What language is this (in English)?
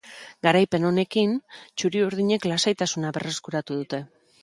Basque